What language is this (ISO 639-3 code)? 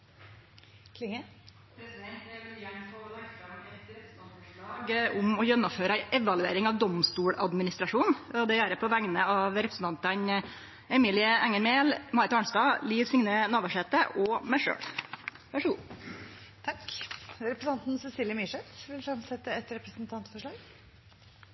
nor